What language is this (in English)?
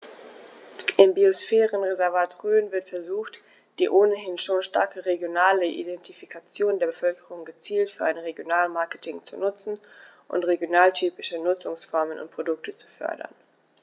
German